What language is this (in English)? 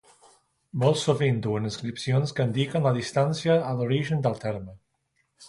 Catalan